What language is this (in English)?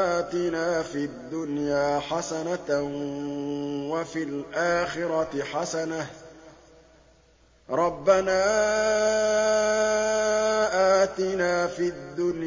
Arabic